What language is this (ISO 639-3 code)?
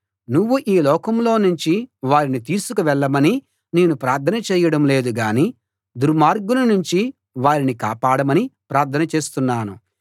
tel